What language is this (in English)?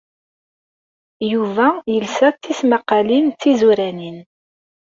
Kabyle